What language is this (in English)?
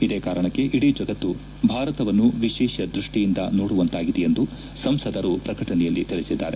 Kannada